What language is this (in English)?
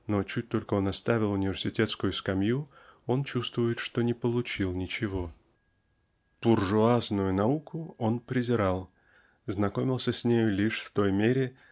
Russian